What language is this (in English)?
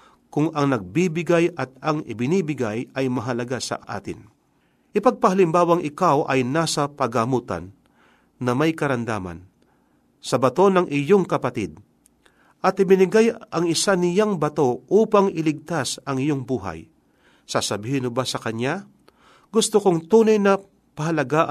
Filipino